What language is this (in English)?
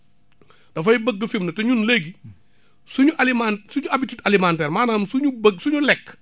Wolof